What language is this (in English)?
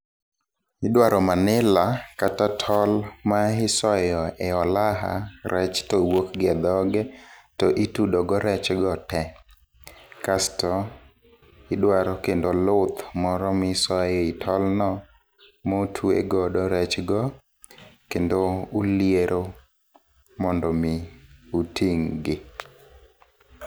Luo (Kenya and Tanzania)